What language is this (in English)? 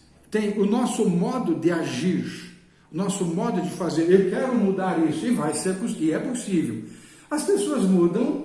Portuguese